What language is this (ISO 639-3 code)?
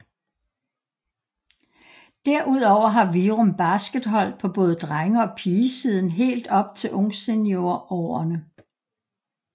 dan